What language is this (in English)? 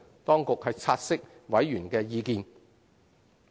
Cantonese